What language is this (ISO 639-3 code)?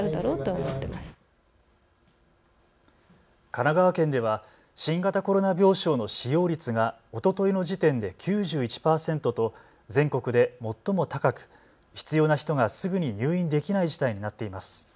jpn